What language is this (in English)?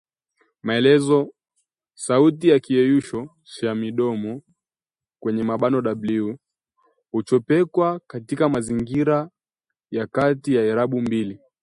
Swahili